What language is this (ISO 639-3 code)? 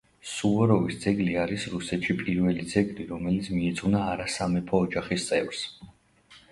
kat